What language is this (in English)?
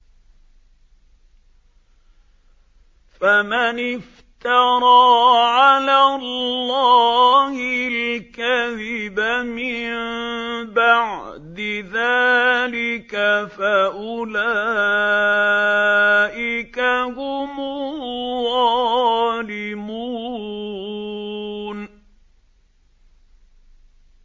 Arabic